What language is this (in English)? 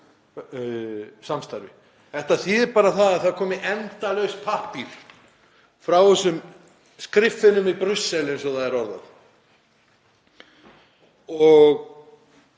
Icelandic